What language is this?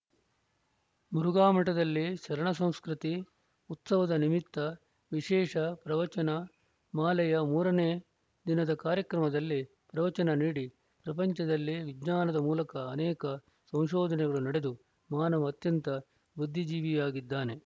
Kannada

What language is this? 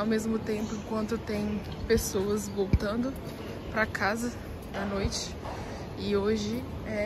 Portuguese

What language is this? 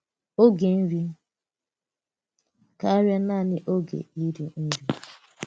Igbo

